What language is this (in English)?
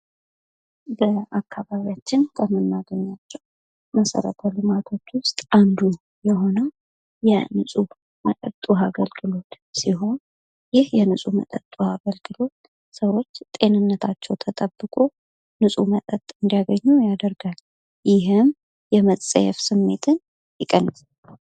Amharic